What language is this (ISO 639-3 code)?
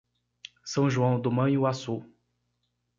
por